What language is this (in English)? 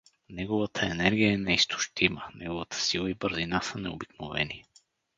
Bulgarian